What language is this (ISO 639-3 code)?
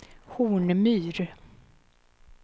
swe